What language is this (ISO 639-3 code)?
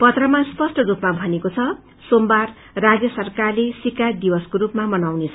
nep